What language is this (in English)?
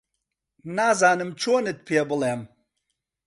Central Kurdish